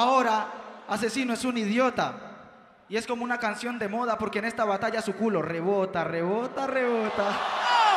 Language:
Spanish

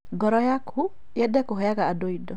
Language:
Kikuyu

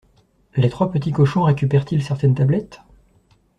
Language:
French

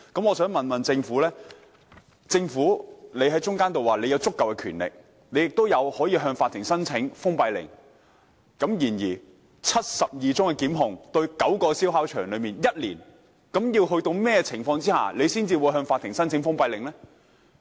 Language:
Cantonese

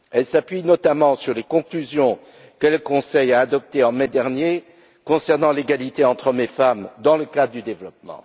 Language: French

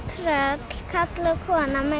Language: Icelandic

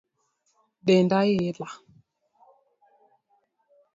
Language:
Luo (Kenya and Tanzania)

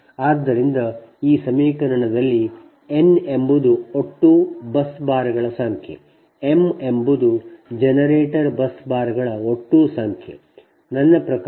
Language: Kannada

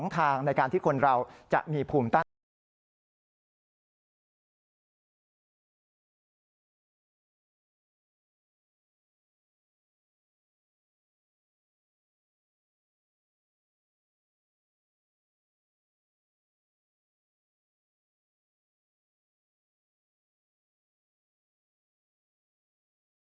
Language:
Thai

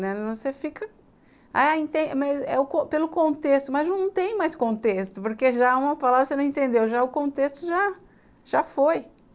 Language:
Portuguese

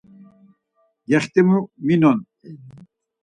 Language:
Laz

